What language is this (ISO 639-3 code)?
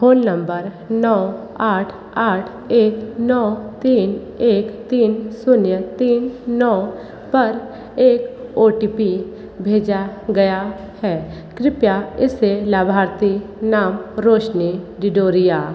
hin